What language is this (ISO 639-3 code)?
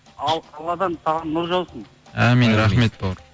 kaz